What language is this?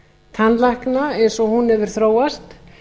Icelandic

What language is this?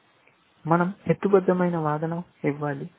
Telugu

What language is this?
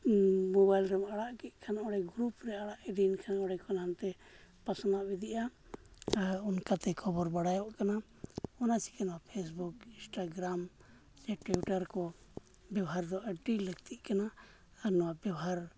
Santali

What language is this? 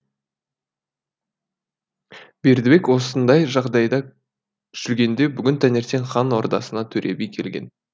Kazakh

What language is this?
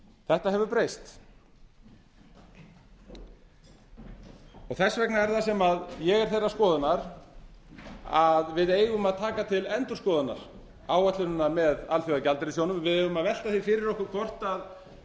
Icelandic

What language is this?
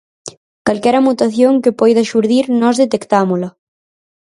Galician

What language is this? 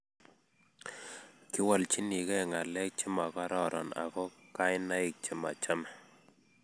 Kalenjin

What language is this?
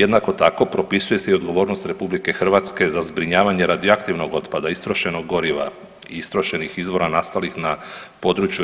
Croatian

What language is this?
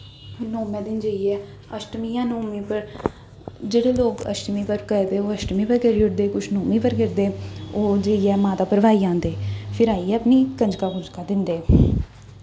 Dogri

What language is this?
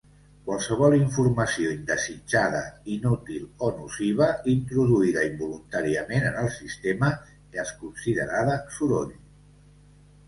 Catalan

